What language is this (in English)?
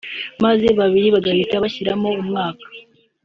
Kinyarwanda